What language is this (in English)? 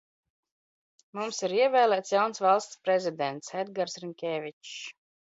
Latvian